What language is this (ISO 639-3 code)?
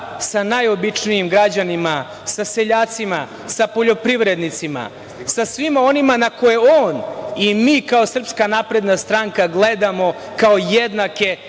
srp